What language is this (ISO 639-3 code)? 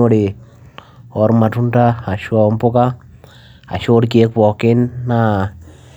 mas